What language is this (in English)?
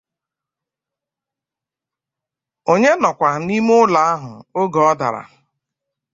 Igbo